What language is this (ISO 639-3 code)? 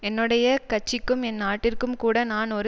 tam